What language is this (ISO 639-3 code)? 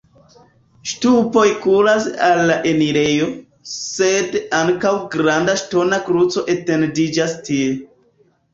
epo